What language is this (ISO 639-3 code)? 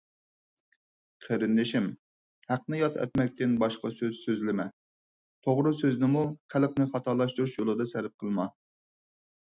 uig